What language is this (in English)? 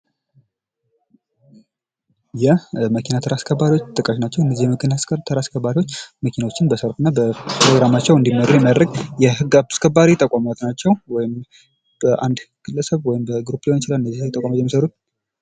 Amharic